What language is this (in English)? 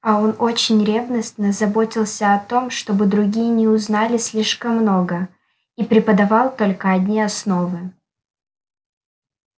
Russian